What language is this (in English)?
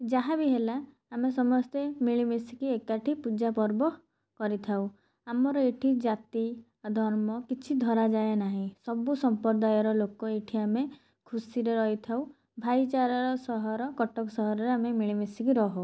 Odia